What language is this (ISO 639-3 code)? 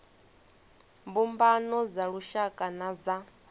ven